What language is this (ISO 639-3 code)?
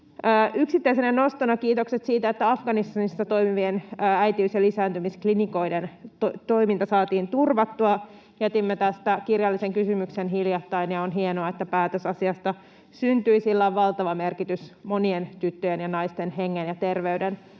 fin